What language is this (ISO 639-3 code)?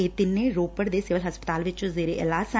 pan